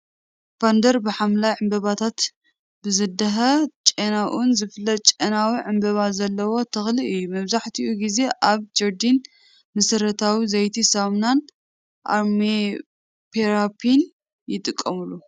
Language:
Tigrinya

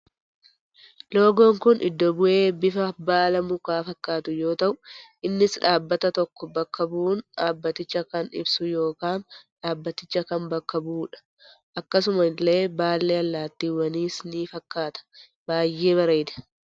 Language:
Oromo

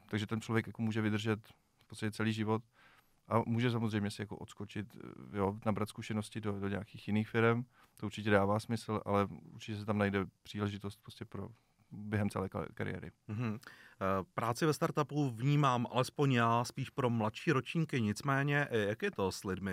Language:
Czech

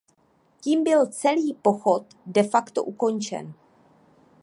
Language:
Czech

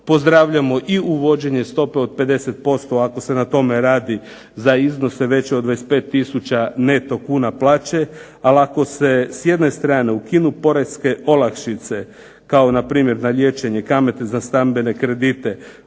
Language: Croatian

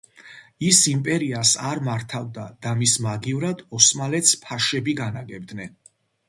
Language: Georgian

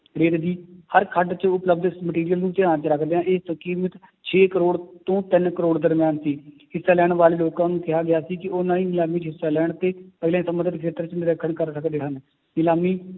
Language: Punjabi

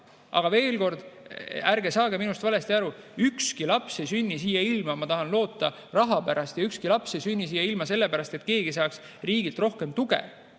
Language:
Estonian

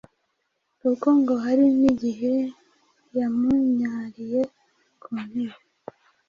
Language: Kinyarwanda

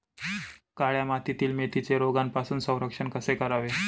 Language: Marathi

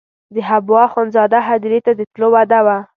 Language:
Pashto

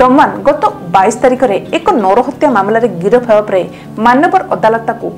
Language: English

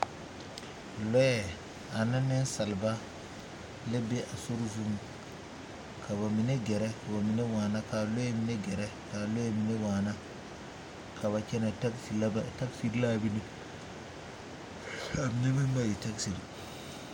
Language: Southern Dagaare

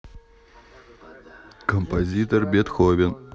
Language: Russian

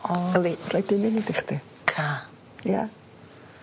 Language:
Welsh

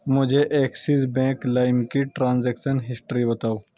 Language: Urdu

